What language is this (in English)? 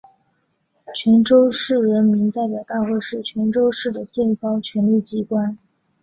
Chinese